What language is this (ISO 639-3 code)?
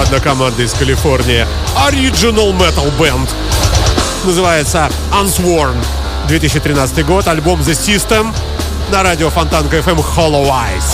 rus